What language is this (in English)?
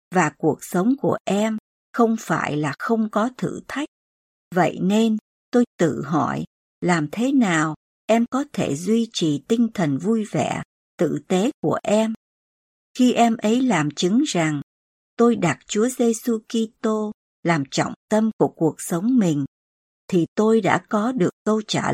Vietnamese